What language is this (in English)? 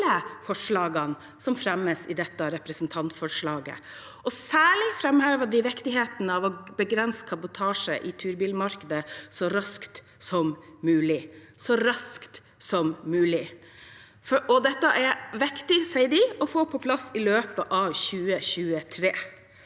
Norwegian